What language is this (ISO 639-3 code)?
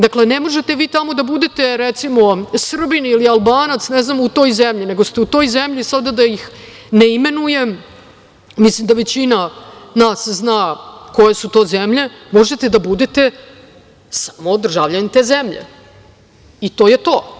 srp